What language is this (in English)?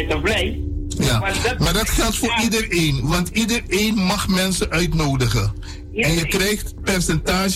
Dutch